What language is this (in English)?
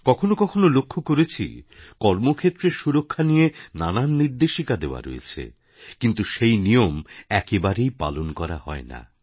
Bangla